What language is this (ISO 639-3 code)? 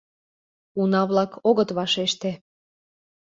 chm